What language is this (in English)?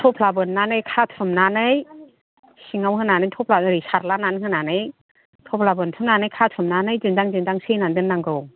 Bodo